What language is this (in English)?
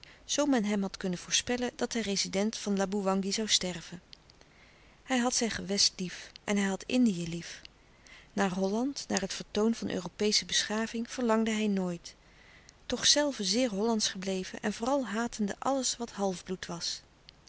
Dutch